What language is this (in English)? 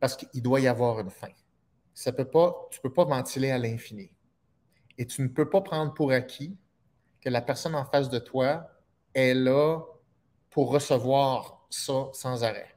French